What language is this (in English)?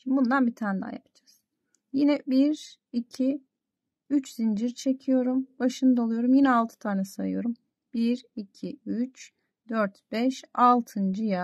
Turkish